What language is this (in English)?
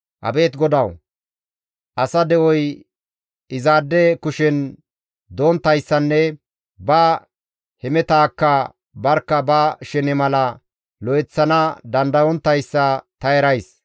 Gamo